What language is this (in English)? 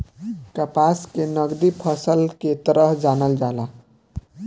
Bhojpuri